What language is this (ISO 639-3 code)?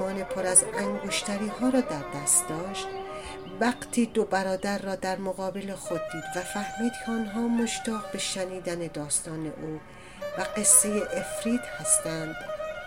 fas